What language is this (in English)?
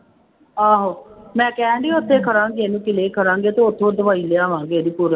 Punjabi